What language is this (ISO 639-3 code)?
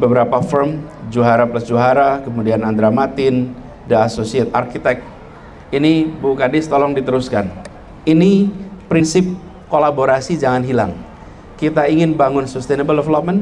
ind